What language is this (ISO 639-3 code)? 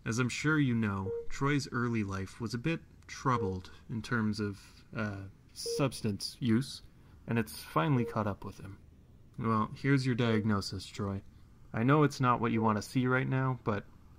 eng